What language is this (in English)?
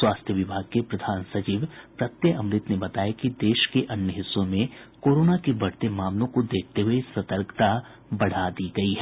Hindi